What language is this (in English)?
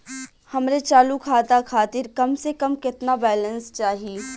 Bhojpuri